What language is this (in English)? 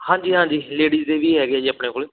Punjabi